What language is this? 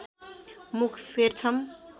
Nepali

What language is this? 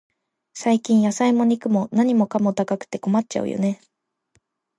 Japanese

